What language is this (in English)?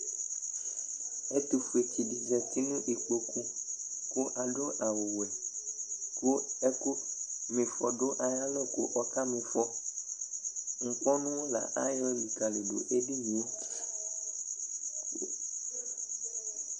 Ikposo